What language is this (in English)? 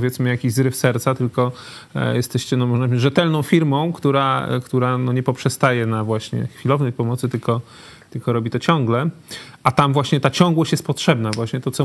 Polish